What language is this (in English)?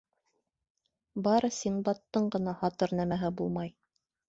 Bashkir